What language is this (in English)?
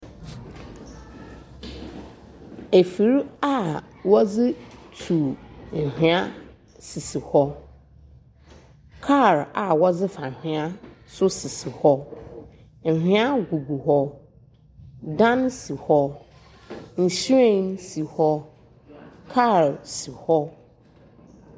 Akan